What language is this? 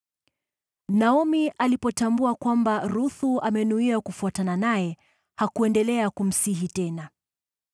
Swahili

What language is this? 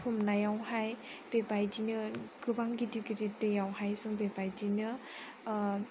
Bodo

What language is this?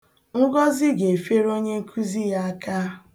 Igbo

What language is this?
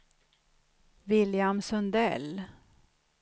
Swedish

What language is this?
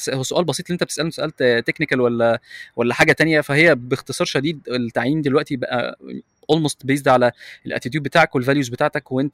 Arabic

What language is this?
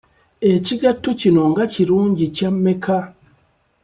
Ganda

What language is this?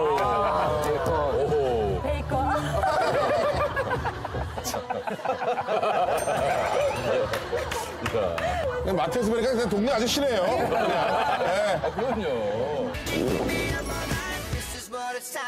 Korean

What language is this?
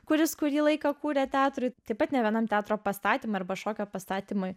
Lithuanian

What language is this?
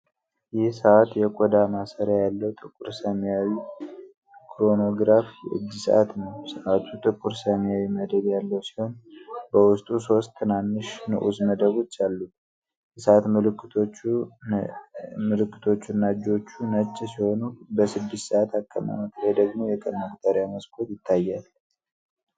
Amharic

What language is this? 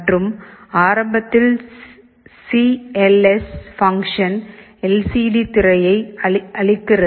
Tamil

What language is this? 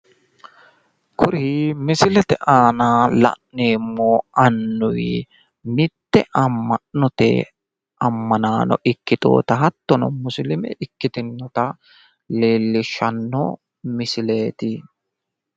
Sidamo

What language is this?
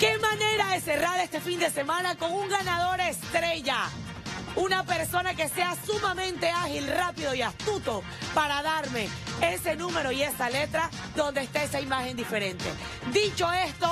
Spanish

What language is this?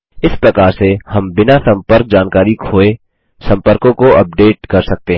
Hindi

